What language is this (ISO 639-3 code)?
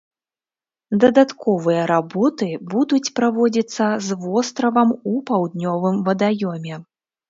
bel